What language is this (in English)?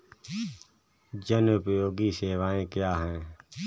Hindi